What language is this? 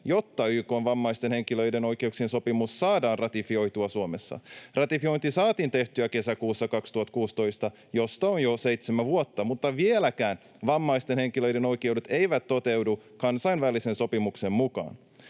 Finnish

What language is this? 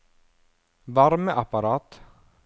Norwegian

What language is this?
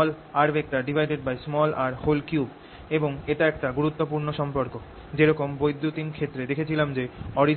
Bangla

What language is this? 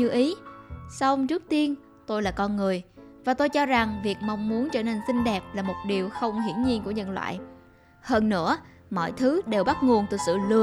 Vietnamese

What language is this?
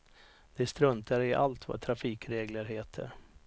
Swedish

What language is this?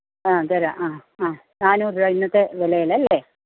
Malayalam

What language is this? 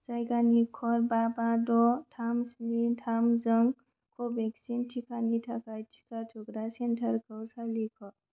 Bodo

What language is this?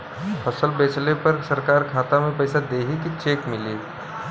Bhojpuri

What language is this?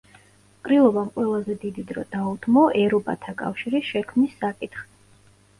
Georgian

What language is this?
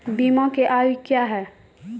Maithili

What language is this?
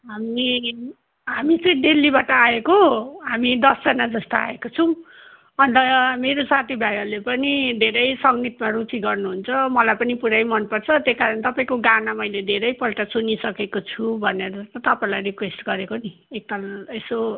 Nepali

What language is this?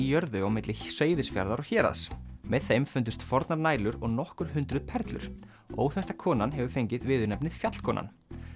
Icelandic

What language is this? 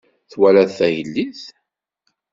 Kabyle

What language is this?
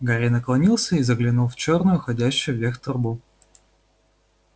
Russian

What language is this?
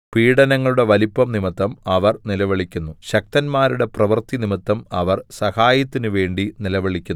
Malayalam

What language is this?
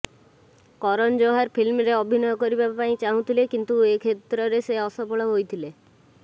Odia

